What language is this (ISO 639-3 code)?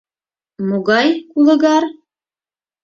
chm